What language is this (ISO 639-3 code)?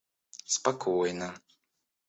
rus